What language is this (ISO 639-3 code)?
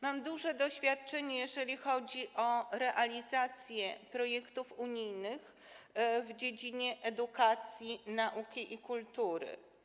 pol